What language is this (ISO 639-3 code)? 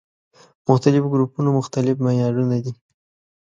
pus